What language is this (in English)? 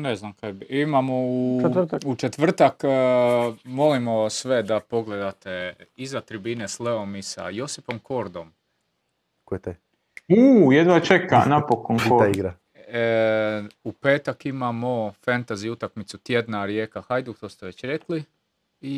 Croatian